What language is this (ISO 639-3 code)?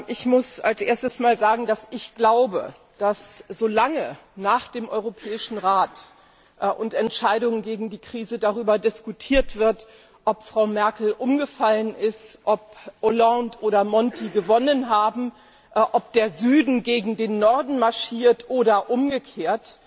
deu